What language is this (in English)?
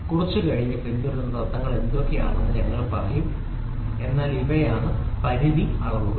Malayalam